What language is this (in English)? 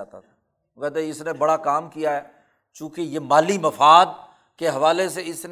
Urdu